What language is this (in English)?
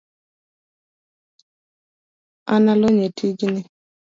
Luo (Kenya and Tanzania)